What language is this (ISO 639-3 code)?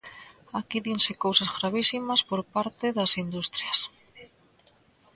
glg